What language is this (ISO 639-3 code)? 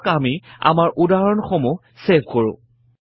asm